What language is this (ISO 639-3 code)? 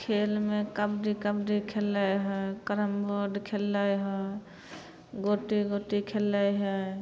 mai